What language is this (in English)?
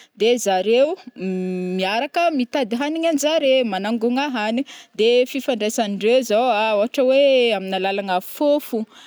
Northern Betsimisaraka Malagasy